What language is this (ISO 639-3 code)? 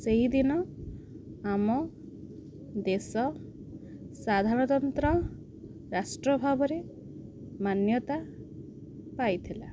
ori